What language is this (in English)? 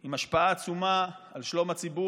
Hebrew